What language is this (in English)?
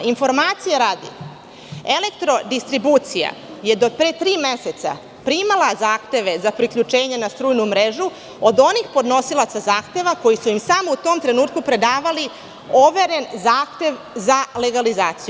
Serbian